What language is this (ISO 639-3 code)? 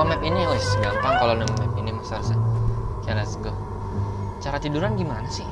ind